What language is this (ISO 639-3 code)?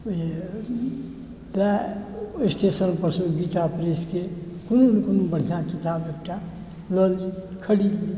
mai